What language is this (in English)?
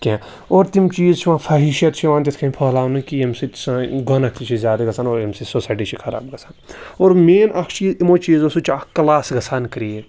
Kashmiri